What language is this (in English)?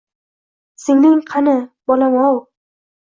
Uzbek